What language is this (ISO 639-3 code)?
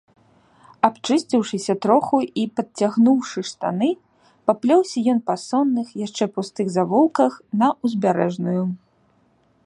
bel